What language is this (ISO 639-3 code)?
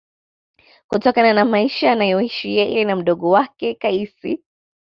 swa